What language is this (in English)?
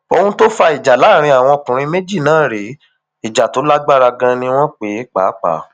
Yoruba